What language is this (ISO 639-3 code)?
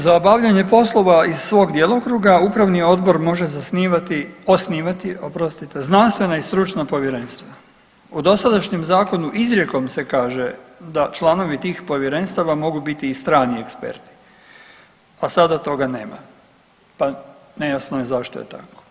hrv